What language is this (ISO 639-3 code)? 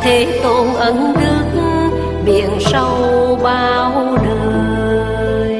vie